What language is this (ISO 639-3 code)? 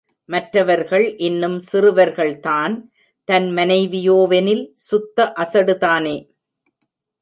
tam